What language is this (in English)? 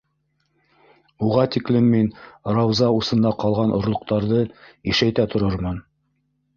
Bashkir